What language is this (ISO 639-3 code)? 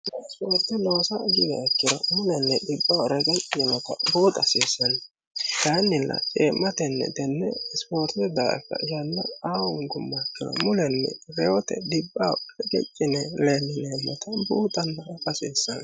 sid